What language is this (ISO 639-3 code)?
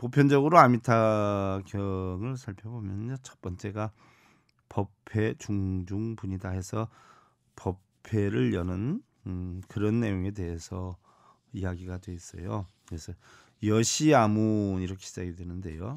kor